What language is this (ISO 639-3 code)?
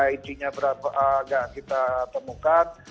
ind